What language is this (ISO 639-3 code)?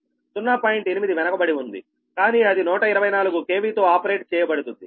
tel